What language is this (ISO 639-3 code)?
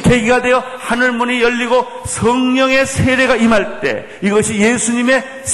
kor